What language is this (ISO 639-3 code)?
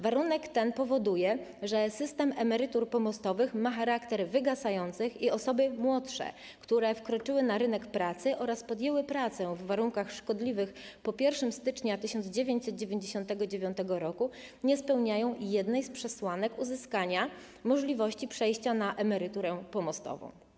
pol